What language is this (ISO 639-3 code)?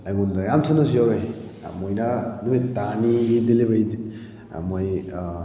mni